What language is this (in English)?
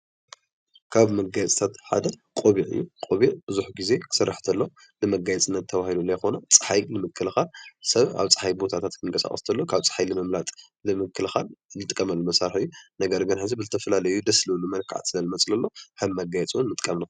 Tigrinya